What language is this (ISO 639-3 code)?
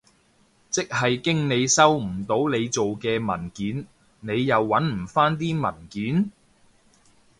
yue